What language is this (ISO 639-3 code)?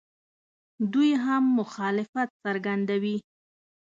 pus